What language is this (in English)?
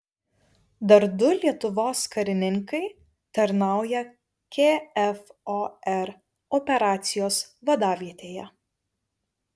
Lithuanian